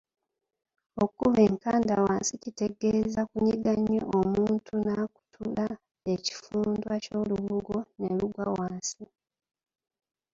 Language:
Ganda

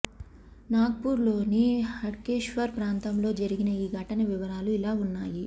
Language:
Telugu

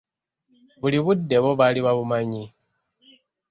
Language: Ganda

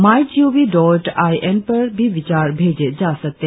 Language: Hindi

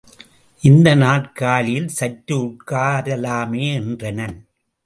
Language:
Tamil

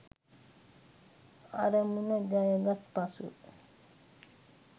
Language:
Sinhala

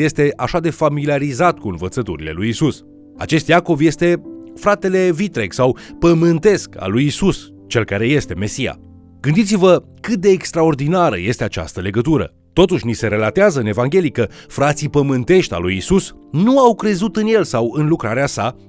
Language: Romanian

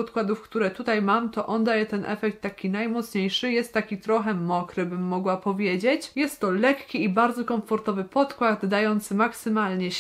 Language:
Polish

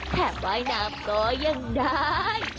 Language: Thai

